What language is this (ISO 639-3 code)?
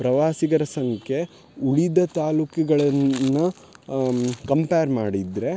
kan